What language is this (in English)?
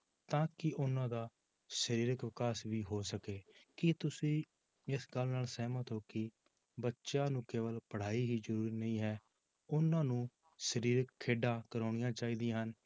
Punjabi